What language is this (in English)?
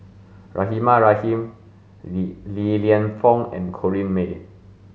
English